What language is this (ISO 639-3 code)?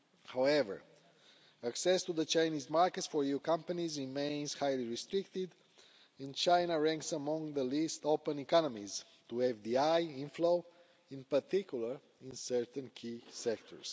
eng